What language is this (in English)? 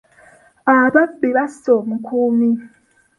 Ganda